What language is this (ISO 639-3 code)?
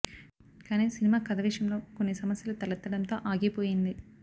tel